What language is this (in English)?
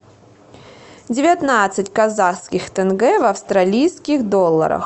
Russian